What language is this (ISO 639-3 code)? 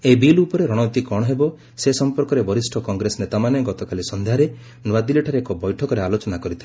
ori